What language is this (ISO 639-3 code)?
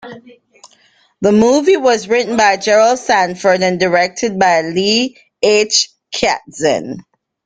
eng